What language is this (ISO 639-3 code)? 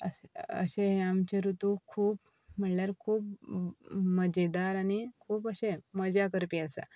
kok